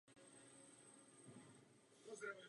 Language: Czech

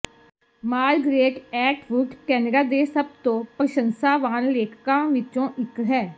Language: Punjabi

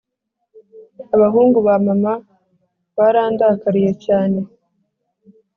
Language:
Kinyarwanda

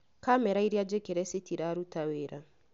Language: Kikuyu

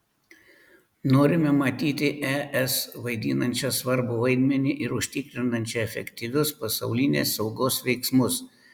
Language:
Lithuanian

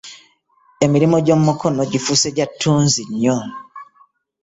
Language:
Ganda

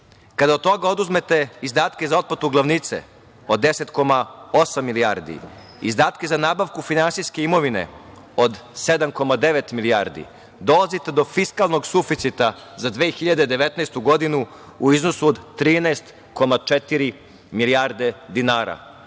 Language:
Serbian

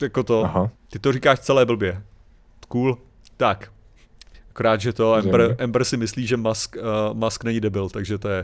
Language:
Czech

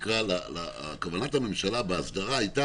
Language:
Hebrew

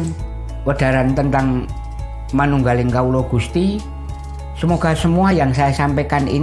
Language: Indonesian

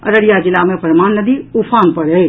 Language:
Maithili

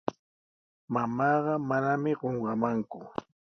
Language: Sihuas Ancash Quechua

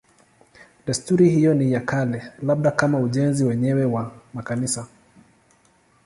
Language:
Swahili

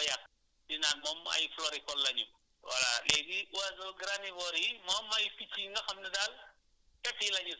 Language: Wolof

